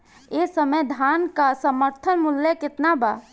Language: Bhojpuri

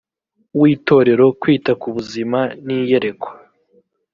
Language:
Kinyarwanda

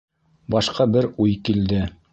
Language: Bashkir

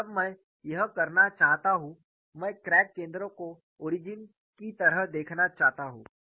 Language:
Hindi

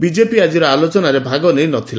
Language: Odia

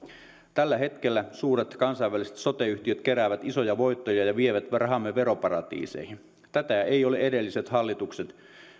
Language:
Finnish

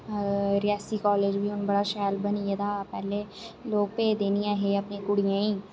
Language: Dogri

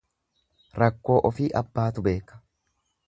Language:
Oromo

